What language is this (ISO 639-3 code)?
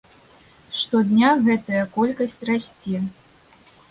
bel